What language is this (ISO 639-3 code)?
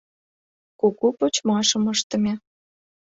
chm